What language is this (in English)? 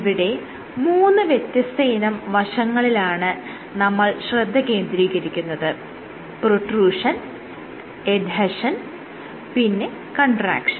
Malayalam